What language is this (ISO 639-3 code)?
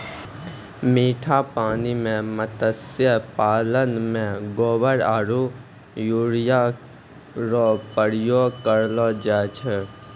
mai